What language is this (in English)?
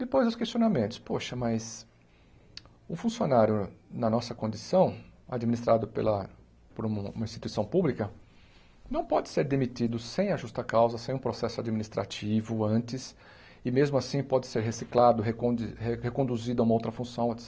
Portuguese